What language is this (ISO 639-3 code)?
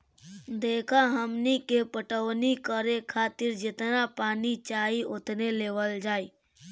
bho